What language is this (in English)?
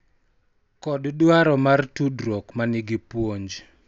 Luo (Kenya and Tanzania)